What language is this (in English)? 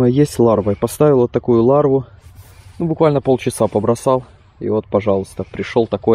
Russian